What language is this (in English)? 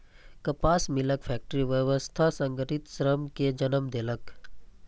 Maithili